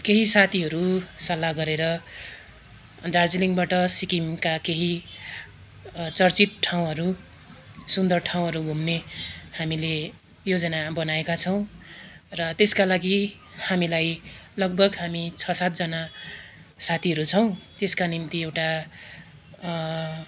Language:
Nepali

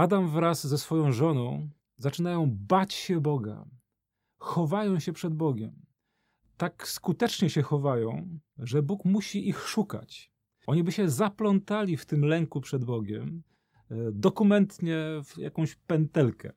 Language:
Polish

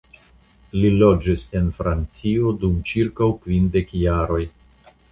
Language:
Esperanto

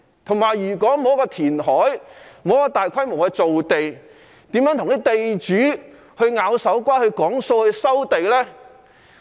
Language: Cantonese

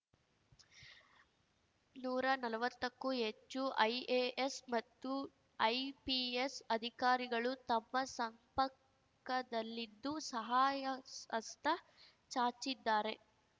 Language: Kannada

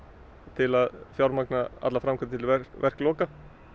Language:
Icelandic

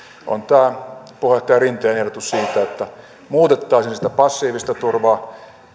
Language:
Finnish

